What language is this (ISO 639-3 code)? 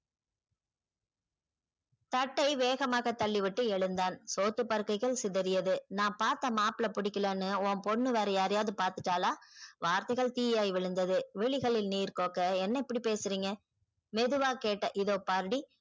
tam